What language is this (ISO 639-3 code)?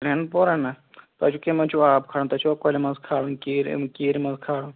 kas